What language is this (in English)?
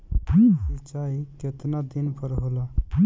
Bhojpuri